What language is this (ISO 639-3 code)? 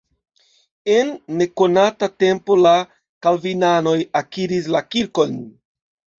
epo